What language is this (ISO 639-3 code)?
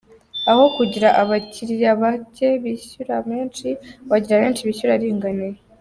kin